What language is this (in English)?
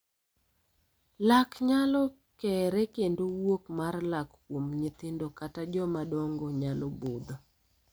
Luo (Kenya and Tanzania)